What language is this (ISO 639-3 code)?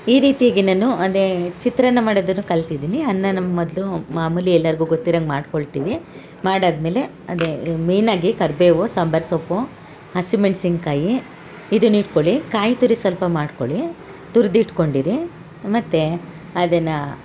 kan